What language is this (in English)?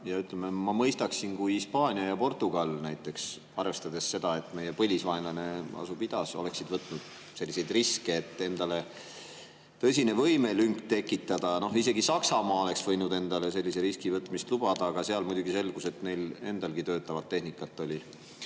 Estonian